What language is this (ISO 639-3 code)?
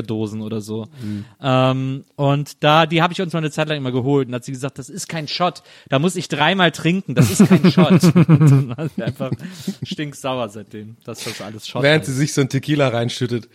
deu